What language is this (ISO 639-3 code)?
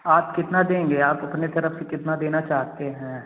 hin